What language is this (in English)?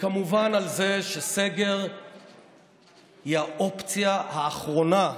Hebrew